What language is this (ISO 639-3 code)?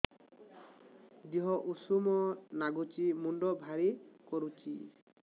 ori